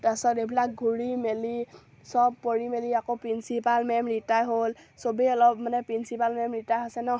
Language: Assamese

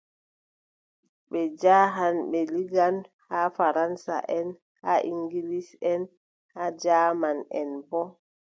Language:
Adamawa Fulfulde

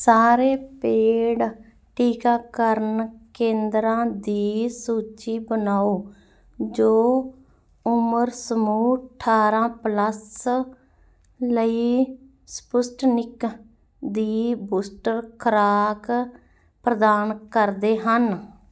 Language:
Punjabi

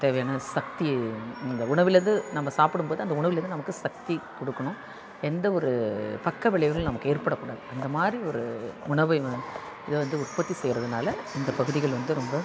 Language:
Tamil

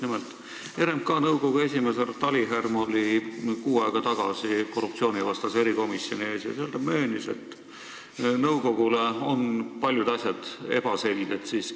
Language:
Estonian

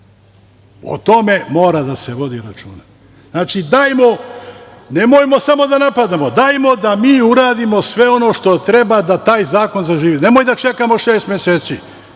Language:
Serbian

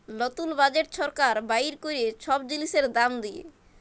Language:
Bangla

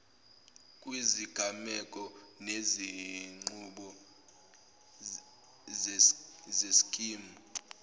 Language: Zulu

